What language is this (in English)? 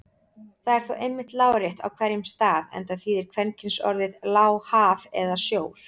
Icelandic